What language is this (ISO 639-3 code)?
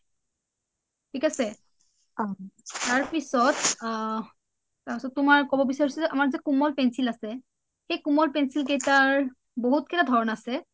asm